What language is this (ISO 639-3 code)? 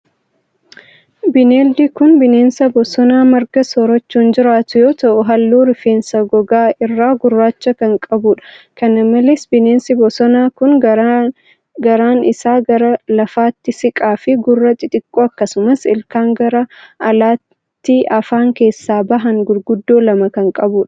orm